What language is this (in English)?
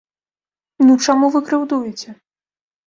Belarusian